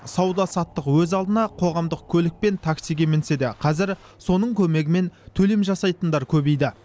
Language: Kazakh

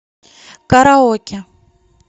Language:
Russian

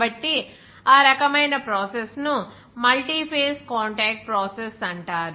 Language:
Telugu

